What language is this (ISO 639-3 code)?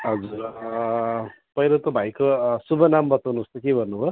nep